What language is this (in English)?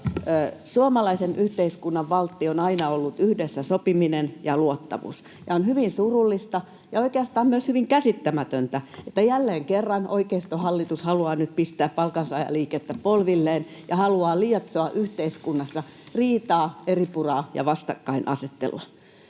Finnish